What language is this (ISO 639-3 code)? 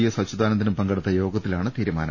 mal